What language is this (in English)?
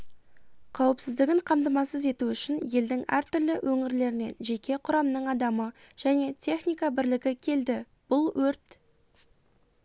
Kazakh